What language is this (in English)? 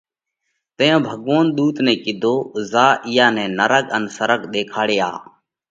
Parkari Koli